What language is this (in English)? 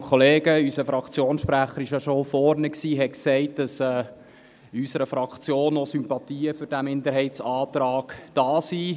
Swiss German